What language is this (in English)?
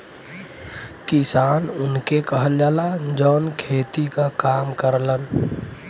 Bhojpuri